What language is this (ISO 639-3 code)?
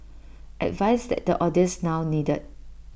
eng